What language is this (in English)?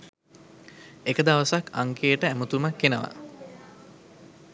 Sinhala